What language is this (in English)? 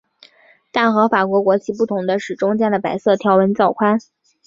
Chinese